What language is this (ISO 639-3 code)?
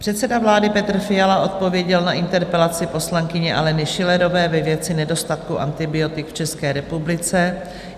ces